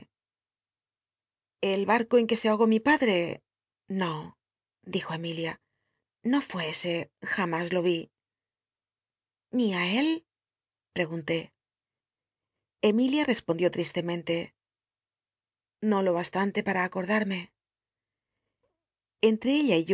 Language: Spanish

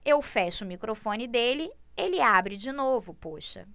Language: Portuguese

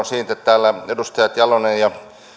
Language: Finnish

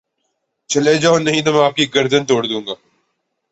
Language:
Urdu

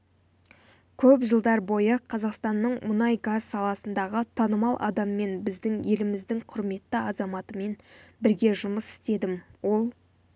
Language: Kazakh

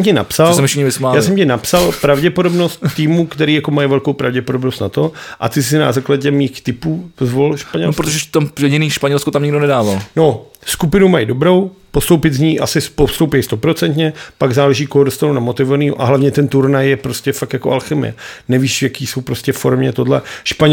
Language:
Czech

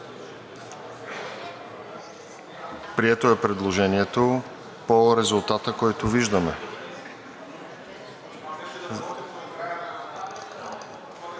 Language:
Bulgarian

